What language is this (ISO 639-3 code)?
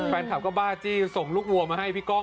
tha